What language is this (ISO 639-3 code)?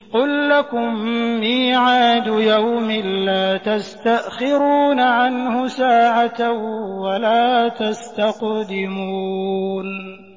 ara